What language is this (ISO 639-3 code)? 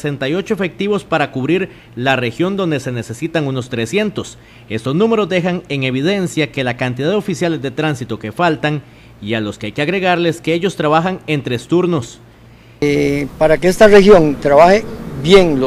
spa